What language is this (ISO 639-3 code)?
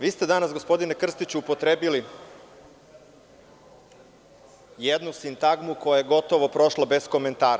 srp